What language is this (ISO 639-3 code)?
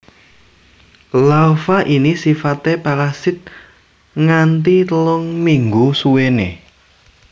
jav